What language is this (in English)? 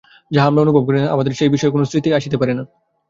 Bangla